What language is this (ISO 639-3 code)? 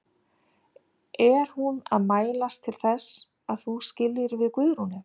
isl